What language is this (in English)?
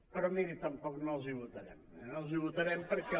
Catalan